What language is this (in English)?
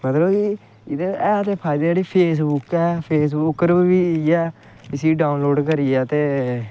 Dogri